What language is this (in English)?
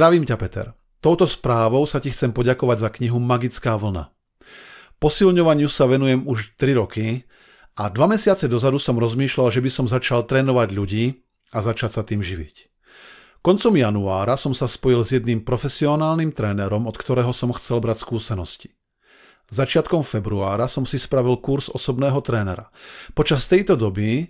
Slovak